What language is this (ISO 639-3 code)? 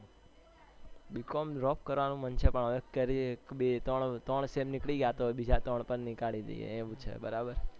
guj